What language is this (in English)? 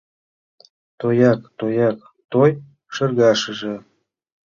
Mari